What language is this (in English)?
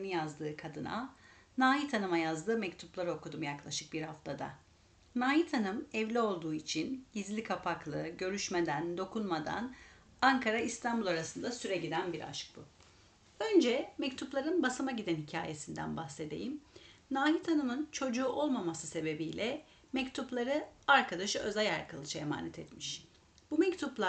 Turkish